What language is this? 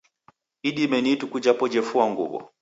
Taita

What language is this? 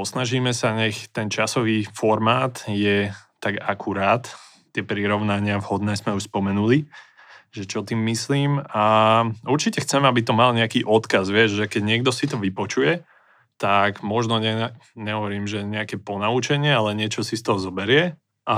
Slovak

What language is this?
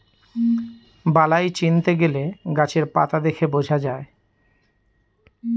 Bangla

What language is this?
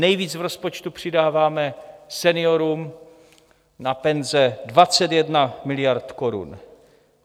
Czech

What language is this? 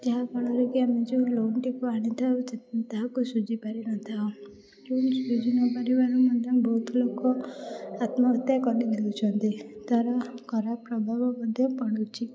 Odia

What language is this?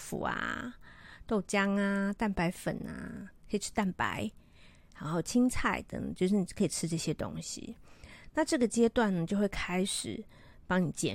Chinese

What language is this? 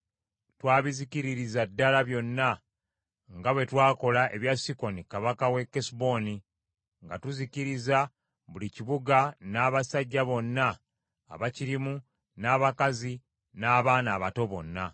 Ganda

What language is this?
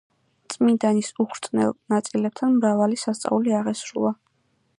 Georgian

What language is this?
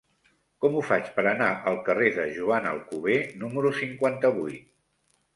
Catalan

